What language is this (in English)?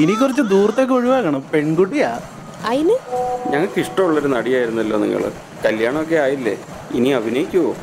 Malayalam